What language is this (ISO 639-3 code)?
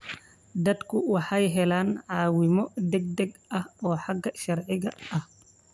som